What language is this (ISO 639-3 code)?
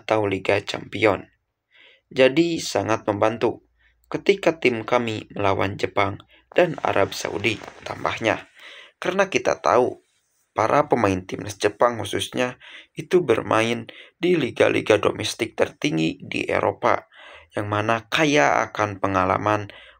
ind